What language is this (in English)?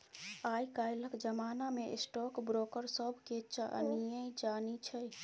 Maithili